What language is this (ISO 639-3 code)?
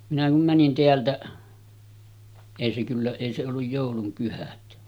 fin